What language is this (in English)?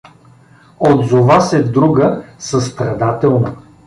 Bulgarian